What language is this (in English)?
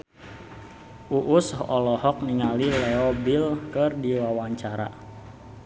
Sundanese